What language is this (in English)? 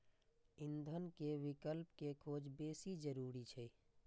Maithili